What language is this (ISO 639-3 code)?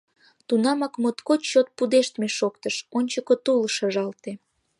chm